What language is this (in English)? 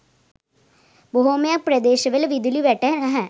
Sinhala